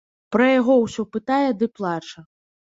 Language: Belarusian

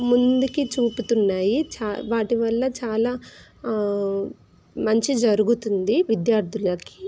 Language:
Telugu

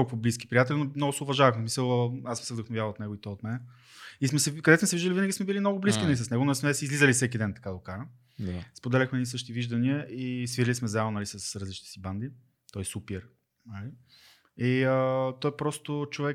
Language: Bulgarian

